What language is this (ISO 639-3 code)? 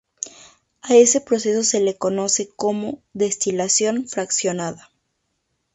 spa